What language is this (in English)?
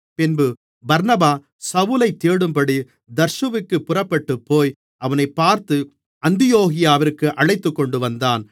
Tamil